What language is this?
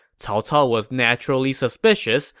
English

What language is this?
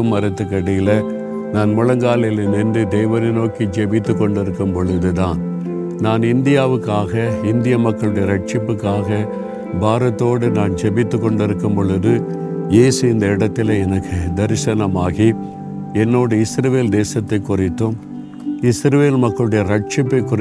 Tamil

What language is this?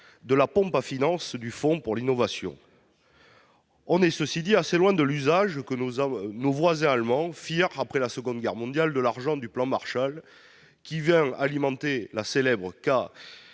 French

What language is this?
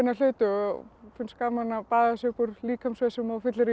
Icelandic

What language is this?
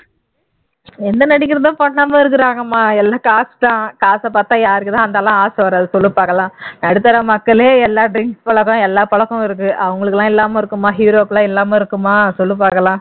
Tamil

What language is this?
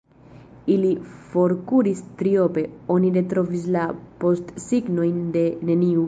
Esperanto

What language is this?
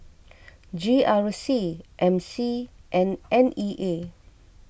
English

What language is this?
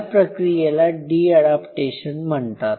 Marathi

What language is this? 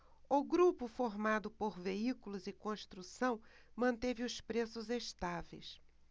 Portuguese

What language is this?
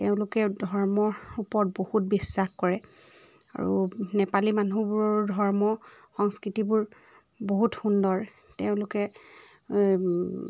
Assamese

